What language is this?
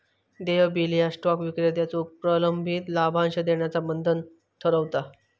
Marathi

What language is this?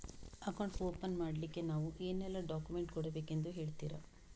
Kannada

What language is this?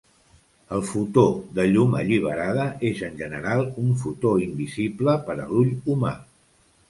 Catalan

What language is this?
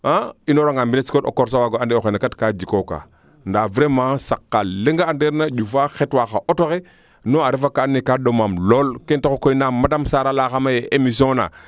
Serer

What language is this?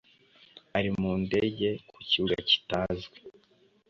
Kinyarwanda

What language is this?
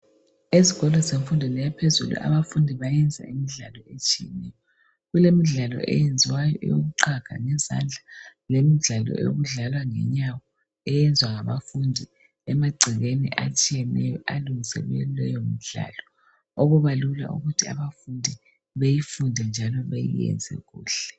North Ndebele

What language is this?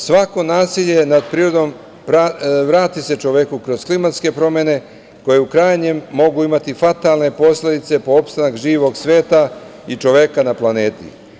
Serbian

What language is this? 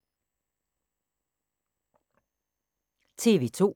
Danish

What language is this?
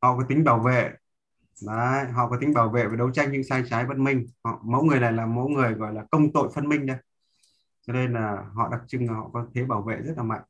Vietnamese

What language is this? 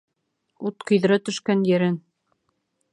Bashkir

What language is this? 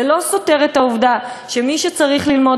Hebrew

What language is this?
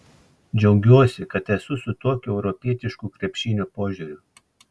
Lithuanian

